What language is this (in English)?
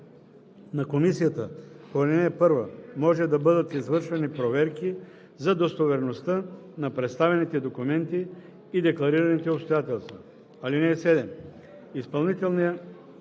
Bulgarian